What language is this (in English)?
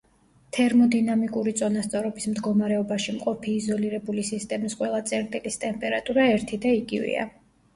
Georgian